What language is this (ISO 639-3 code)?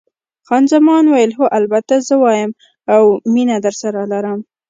pus